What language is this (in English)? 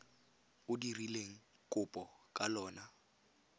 Tswana